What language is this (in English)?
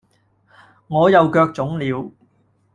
Cantonese